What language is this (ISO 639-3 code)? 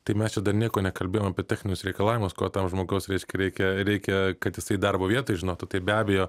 lit